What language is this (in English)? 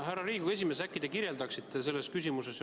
Estonian